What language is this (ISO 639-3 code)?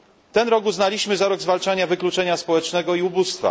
pol